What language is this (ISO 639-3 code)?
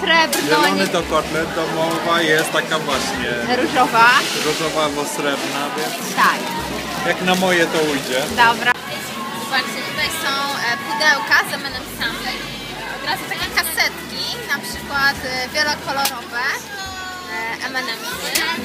pol